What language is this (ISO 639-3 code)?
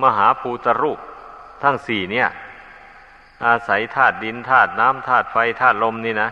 tha